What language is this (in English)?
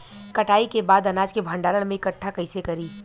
Bhojpuri